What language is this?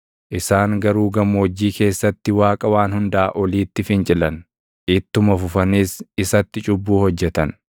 Oromo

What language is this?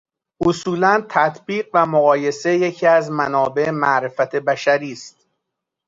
Persian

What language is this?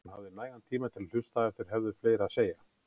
Icelandic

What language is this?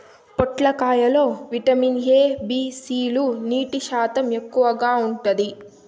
Telugu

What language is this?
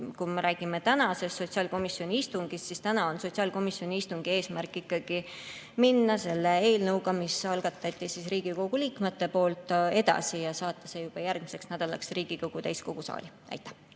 Estonian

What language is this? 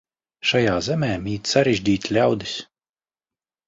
Latvian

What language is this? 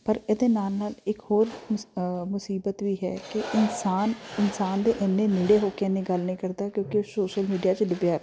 Punjabi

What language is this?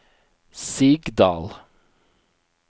Norwegian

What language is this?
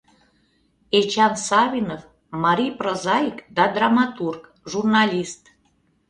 Mari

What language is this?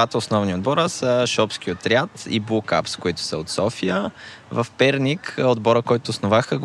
Bulgarian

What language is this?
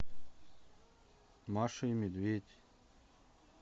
Russian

